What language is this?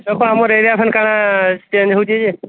Odia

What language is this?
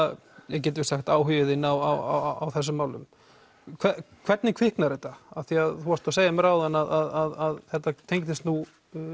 Icelandic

